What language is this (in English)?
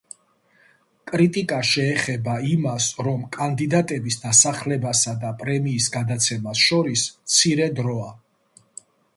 Georgian